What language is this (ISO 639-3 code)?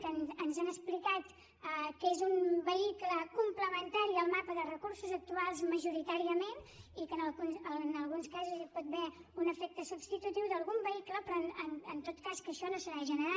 cat